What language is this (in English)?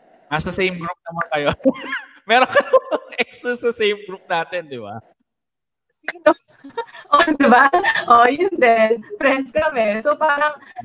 Filipino